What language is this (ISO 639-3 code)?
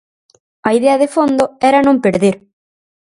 glg